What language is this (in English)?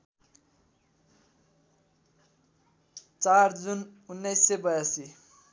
Nepali